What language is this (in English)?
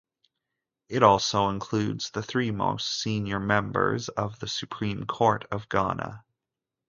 English